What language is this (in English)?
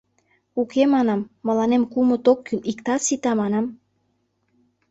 Mari